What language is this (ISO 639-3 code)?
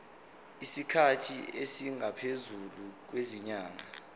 zul